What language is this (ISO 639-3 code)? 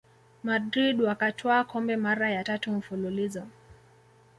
swa